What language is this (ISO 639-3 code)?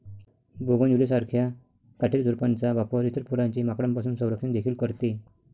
mar